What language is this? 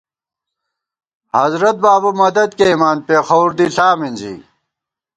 Gawar-Bati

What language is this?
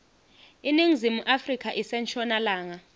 Swati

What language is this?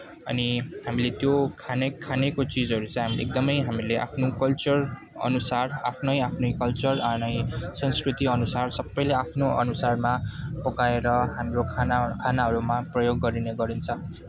Nepali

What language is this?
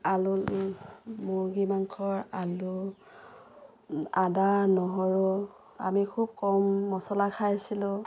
Assamese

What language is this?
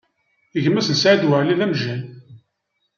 Kabyle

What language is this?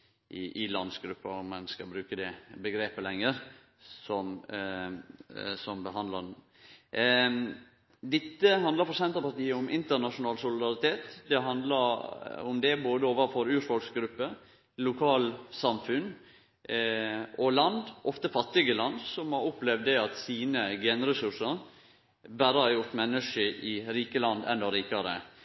Norwegian Nynorsk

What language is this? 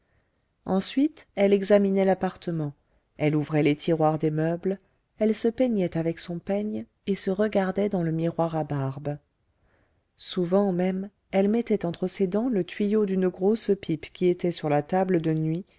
French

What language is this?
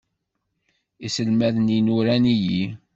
Kabyle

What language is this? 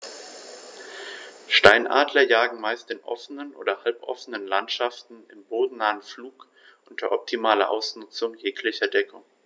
German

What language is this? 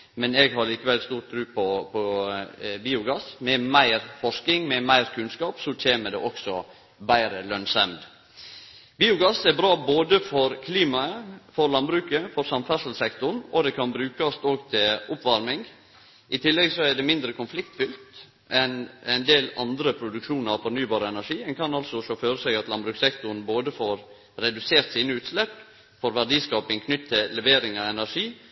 Norwegian Nynorsk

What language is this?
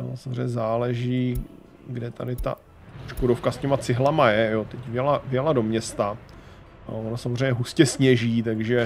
Czech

